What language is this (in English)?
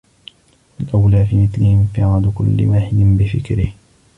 Arabic